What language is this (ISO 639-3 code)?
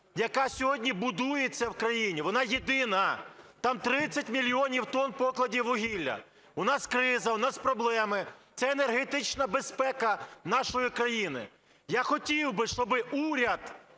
ukr